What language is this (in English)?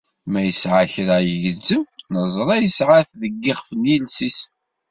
Kabyle